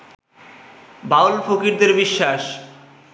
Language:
Bangla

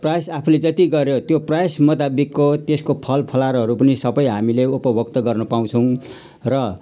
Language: Nepali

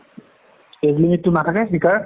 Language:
Assamese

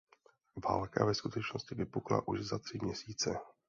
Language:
Czech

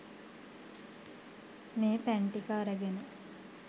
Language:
Sinhala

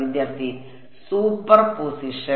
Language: Malayalam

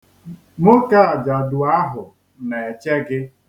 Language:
Igbo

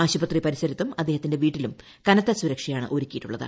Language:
Malayalam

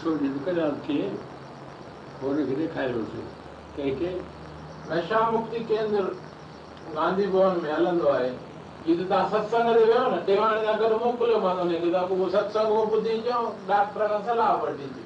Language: Hindi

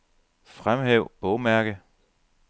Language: Danish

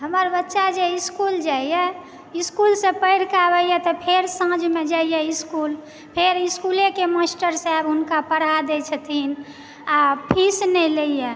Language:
Maithili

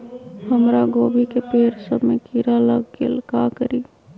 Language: Magahi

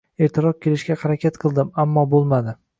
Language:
Uzbek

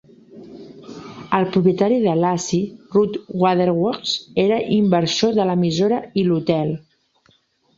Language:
Catalan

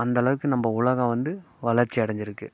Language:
Tamil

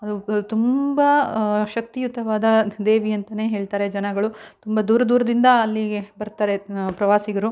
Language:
Kannada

